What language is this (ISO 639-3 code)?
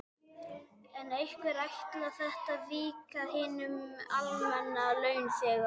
isl